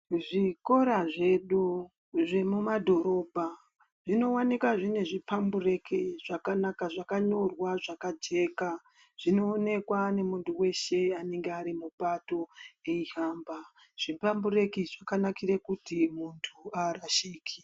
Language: Ndau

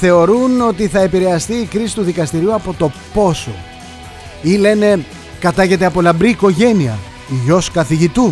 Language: Greek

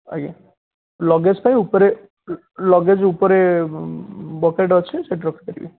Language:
Odia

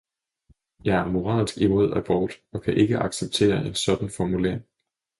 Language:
Danish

